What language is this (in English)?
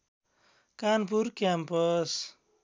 Nepali